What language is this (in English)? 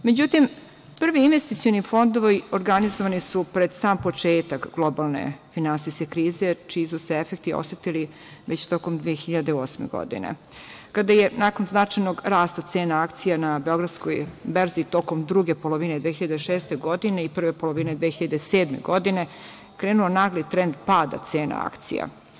Serbian